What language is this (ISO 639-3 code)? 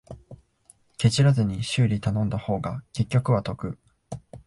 jpn